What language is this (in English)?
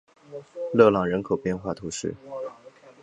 Chinese